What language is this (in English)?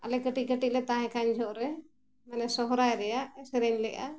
Santali